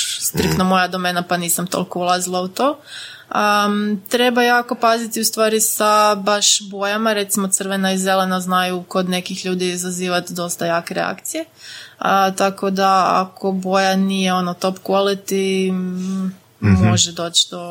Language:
Croatian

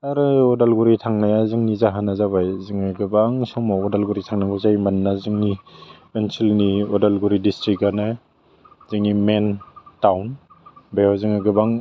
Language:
Bodo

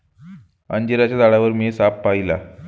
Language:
Marathi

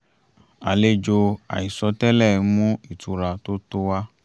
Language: Yoruba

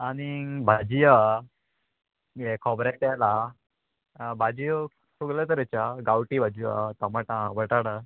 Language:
Konkani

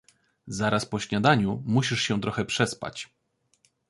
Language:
Polish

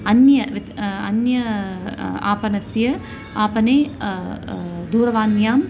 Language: Sanskrit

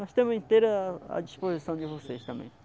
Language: Portuguese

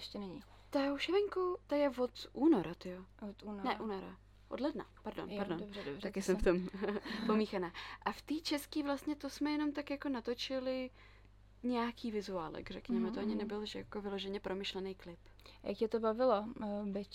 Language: Czech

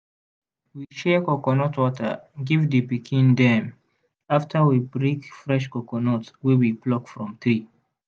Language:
Nigerian Pidgin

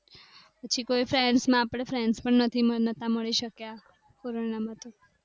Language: Gujarati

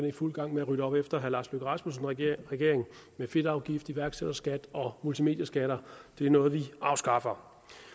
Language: Danish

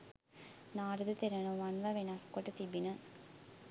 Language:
Sinhala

